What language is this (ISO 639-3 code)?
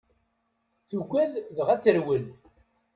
kab